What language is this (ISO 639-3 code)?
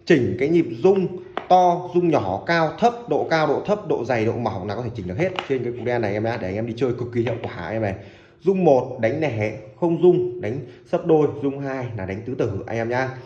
vie